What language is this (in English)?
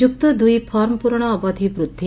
Odia